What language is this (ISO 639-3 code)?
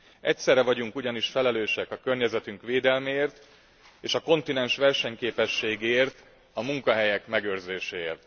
hun